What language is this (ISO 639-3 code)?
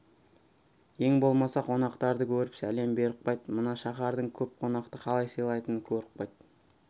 kaz